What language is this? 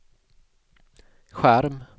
Swedish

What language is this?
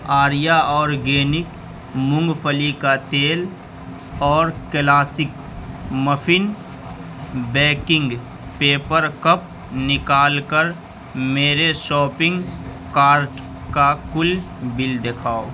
Urdu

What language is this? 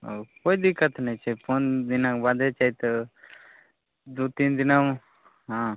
Maithili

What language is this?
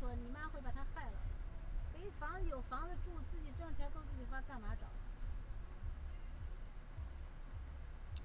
Chinese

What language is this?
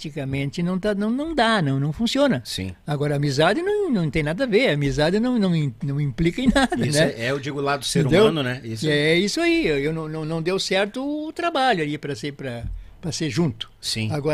Portuguese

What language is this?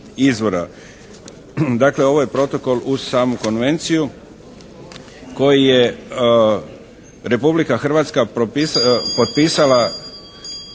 Croatian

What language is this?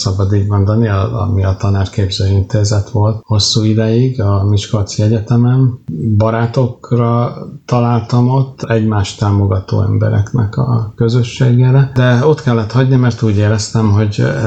Hungarian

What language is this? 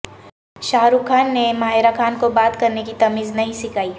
Urdu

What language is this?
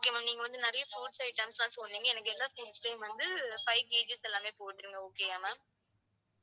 Tamil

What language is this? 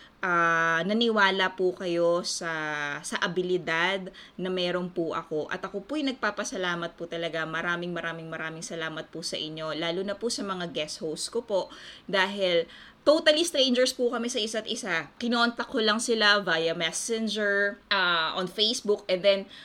Filipino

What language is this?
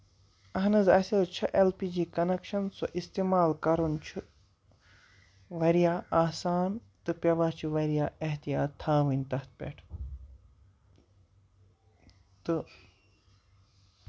Kashmiri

